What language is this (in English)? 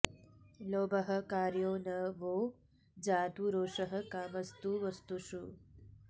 Sanskrit